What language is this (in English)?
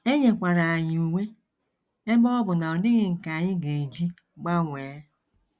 Igbo